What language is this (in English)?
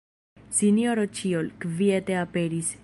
Esperanto